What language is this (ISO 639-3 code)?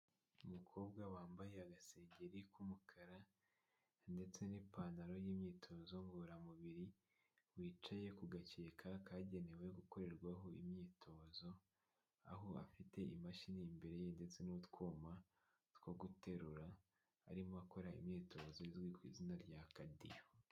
kin